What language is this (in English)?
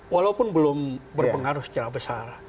Indonesian